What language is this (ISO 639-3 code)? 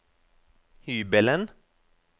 nor